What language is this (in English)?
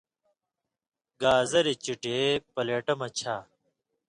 Indus Kohistani